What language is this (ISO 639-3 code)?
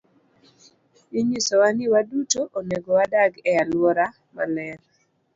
luo